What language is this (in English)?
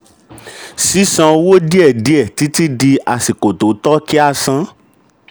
Yoruba